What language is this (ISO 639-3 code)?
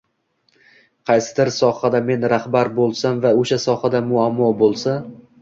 uzb